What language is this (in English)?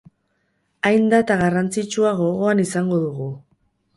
Basque